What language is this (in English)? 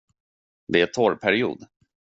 Swedish